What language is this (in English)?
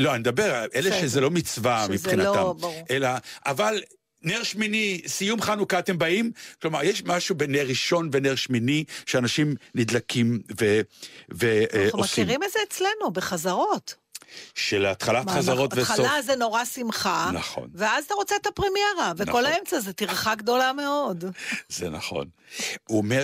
Hebrew